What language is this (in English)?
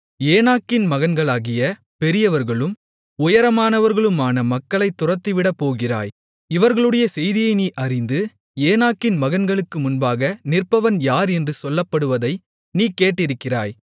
Tamil